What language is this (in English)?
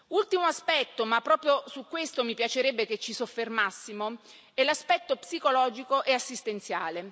Italian